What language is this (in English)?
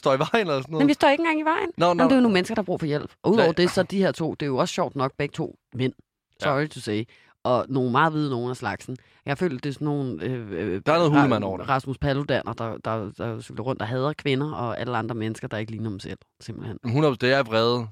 Danish